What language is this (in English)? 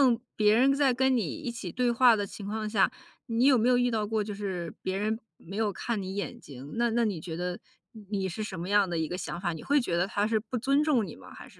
Chinese